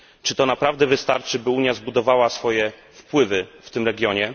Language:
Polish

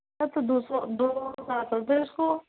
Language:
Urdu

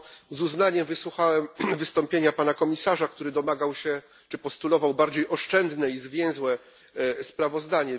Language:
Polish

